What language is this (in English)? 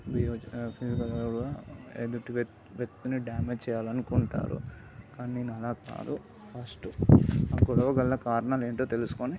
Telugu